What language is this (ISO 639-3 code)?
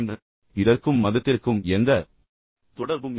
tam